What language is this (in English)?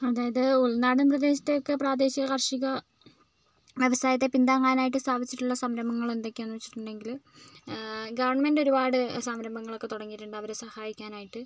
Malayalam